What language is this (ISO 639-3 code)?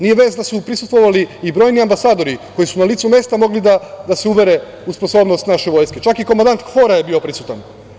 srp